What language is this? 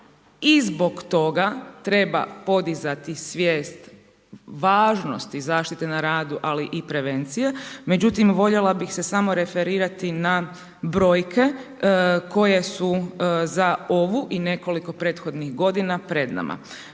Croatian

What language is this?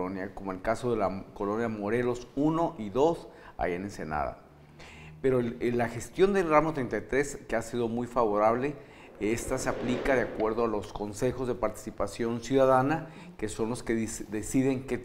Spanish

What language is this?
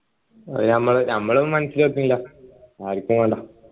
Malayalam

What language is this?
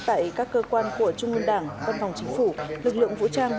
Vietnamese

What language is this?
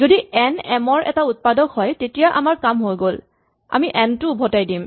Assamese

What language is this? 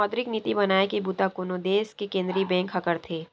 Chhattisgarhi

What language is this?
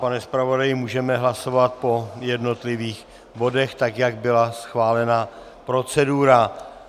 Czech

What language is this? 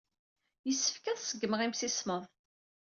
Kabyle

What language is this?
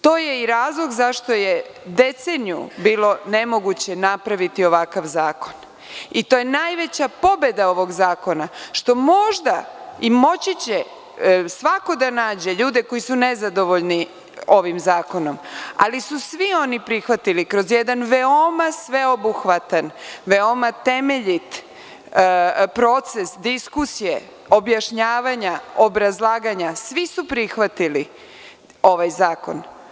Serbian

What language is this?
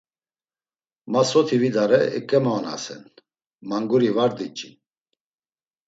Laz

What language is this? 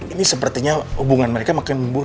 Indonesian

